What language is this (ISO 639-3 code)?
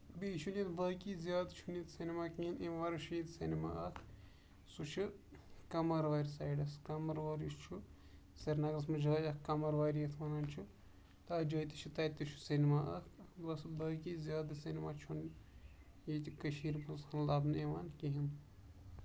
kas